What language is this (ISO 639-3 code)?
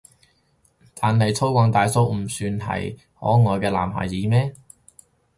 yue